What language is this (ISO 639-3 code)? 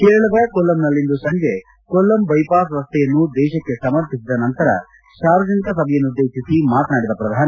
kan